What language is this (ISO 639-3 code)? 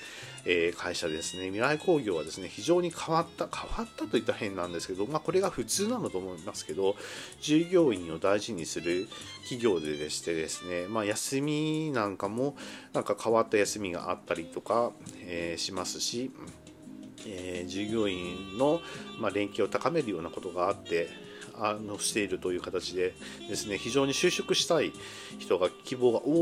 jpn